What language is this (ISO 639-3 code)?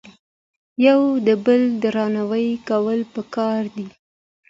pus